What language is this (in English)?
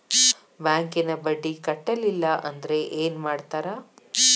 Kannada